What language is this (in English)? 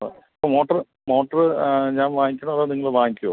Malayalam